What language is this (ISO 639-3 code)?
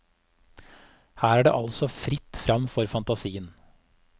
nor